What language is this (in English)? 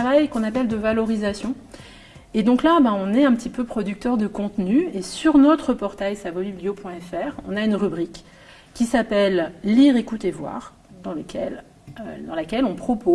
French